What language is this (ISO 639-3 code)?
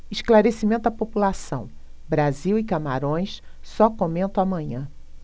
por